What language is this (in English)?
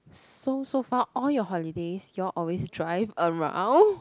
English